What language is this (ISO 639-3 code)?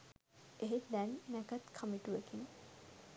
sin